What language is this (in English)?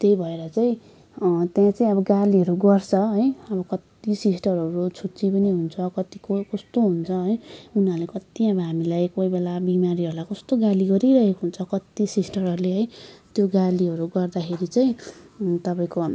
Nepali